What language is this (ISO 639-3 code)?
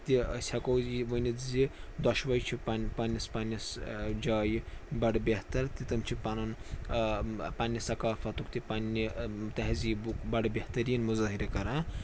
kas